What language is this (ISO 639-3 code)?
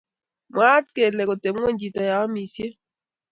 kln